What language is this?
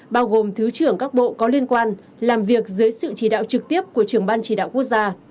Vietnamese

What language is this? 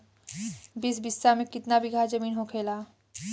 Bhojpuri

